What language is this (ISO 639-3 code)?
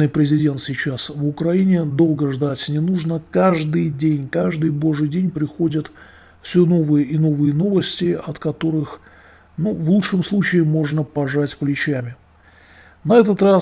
rus